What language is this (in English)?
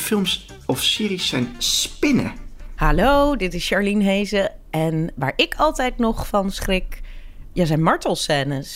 Dutch